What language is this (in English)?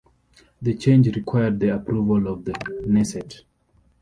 English